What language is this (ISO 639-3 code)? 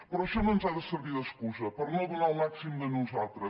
cat